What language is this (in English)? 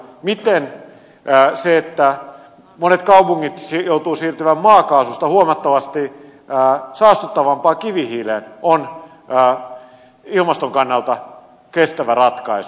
Finnish